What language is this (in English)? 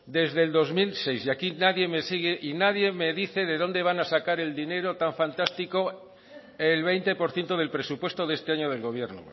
Spanish